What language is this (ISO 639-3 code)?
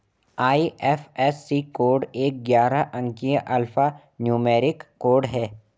hin